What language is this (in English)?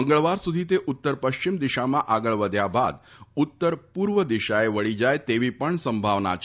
Gujarati